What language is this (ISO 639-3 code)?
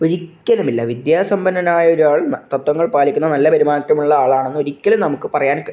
mal